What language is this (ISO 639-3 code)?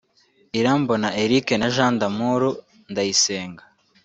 kin